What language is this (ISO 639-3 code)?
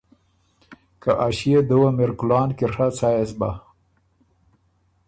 oru